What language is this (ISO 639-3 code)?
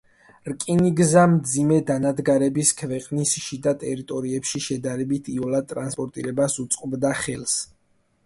kat